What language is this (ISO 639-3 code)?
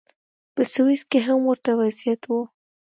pus